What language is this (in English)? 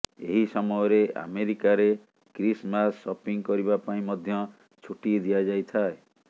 Odia